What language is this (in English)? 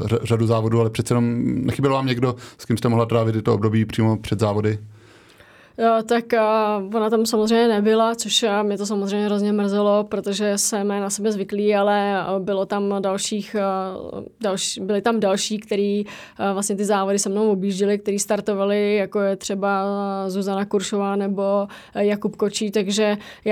Czech